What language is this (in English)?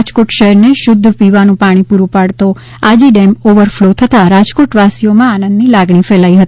Gujarati